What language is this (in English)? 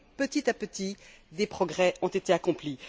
French